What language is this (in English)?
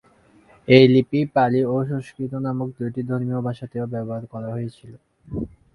Bangla